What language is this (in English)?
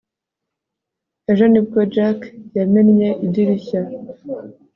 Kinyarwanda